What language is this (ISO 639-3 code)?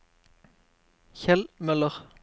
nor